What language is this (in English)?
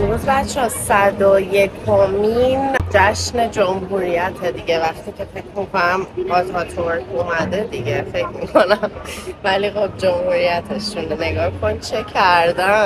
Persian